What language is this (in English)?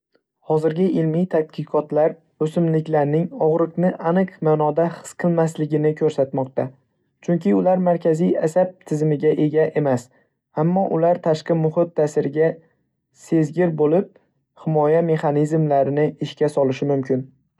Uzbek